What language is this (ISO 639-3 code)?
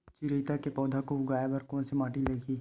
hne